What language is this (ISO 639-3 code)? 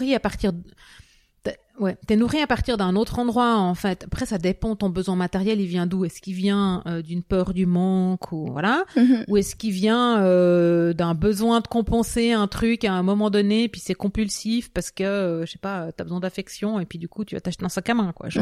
fra